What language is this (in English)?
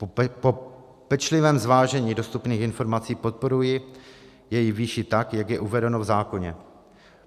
Czech